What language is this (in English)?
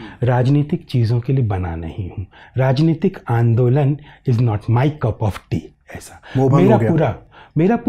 Hindi